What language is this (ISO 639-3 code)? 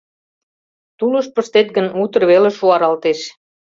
chm